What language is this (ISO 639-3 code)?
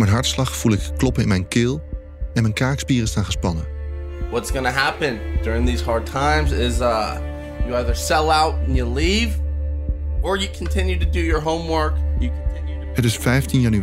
nld